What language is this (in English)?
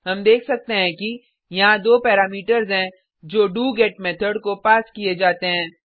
Hindi